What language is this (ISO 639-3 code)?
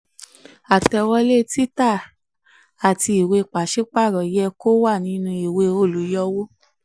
yor